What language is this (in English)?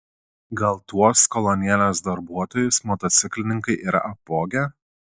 Lithuanian